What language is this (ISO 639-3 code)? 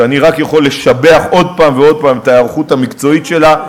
heb